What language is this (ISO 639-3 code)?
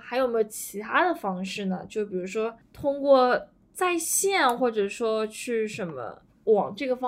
zho